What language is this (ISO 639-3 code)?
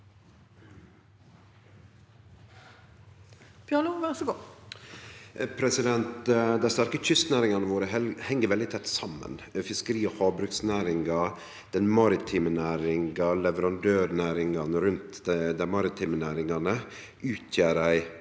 nor